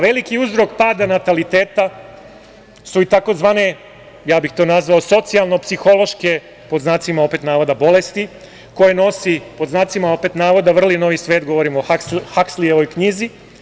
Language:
Serbian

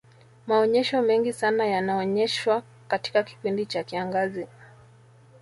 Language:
Swahili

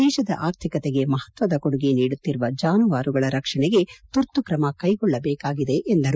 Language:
Kannada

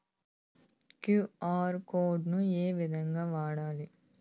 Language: Telugu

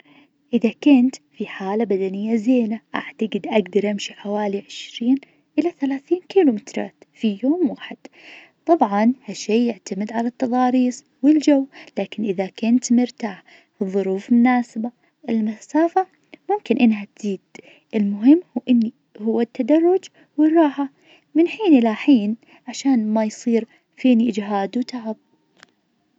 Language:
Najdi Arabic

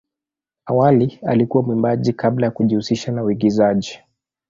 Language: Swahili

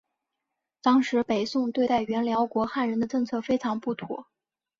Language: Chinese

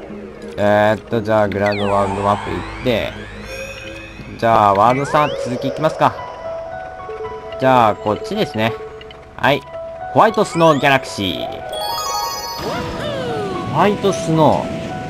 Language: Japanese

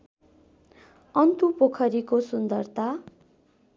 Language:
Nepali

